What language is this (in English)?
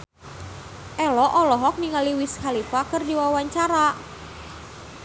Sundanese